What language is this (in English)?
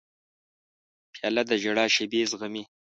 Pashto